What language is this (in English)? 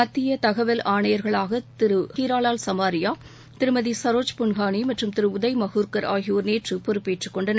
Tamil